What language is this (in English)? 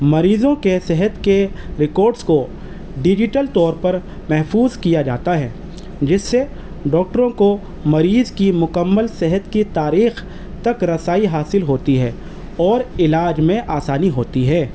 Urdu